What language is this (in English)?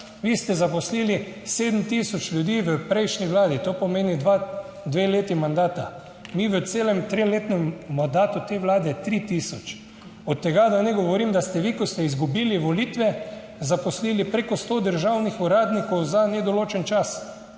Slovenian